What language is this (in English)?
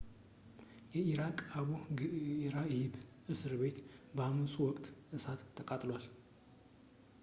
Amharic